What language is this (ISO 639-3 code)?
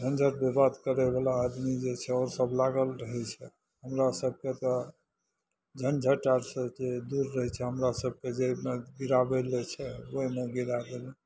mai